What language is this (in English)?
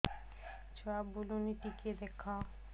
Odia